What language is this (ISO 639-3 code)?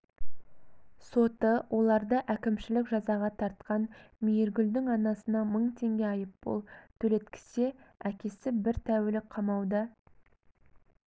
kaz